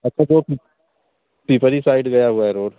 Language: Hindi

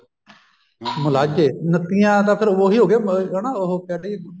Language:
Punjabi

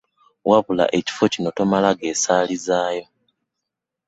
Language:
Ganda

